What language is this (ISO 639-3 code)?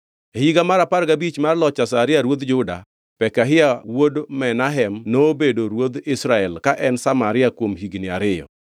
luo